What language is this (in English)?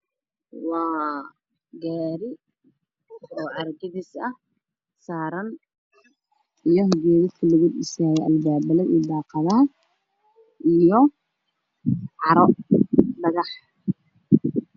Somali